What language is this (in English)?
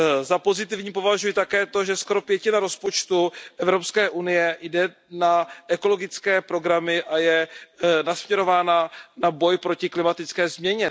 Czech